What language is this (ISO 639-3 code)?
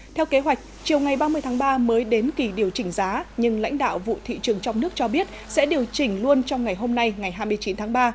vie